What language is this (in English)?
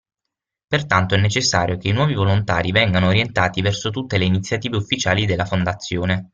Italian